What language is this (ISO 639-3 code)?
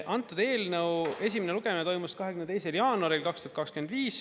est